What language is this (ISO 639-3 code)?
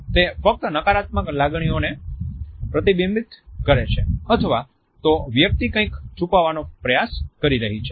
guj